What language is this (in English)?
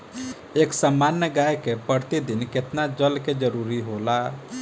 Bhojpuri